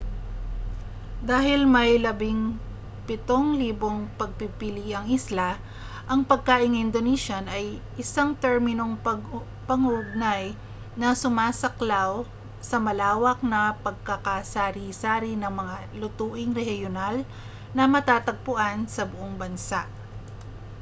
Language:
Filipino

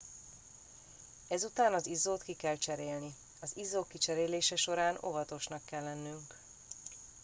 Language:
Hungarian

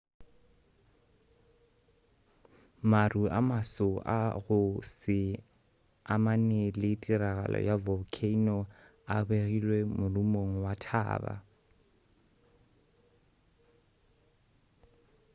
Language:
Northern Sotho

